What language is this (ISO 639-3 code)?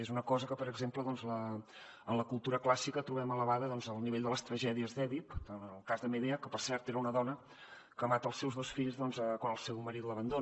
cat